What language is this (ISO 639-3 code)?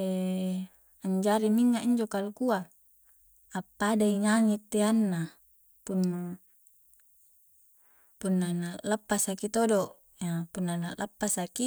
kjc